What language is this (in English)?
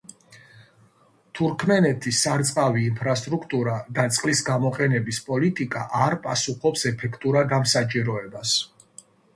Georgian